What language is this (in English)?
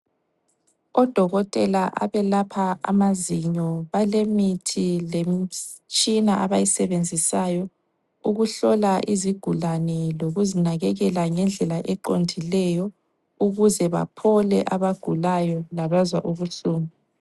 North Ndebele